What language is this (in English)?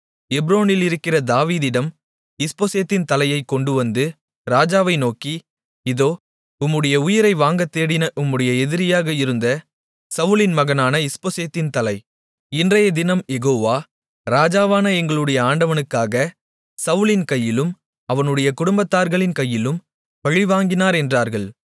Tamil